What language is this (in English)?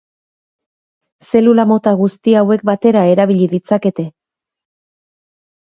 Basque